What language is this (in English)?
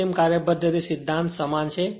Gujarati